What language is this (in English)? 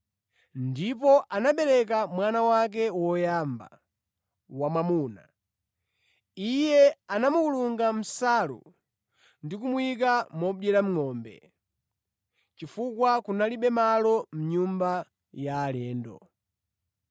Nyanja